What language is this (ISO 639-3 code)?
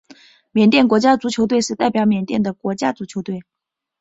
zho